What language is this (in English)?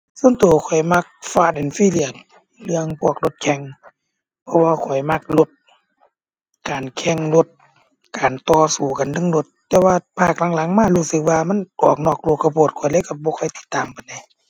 Thai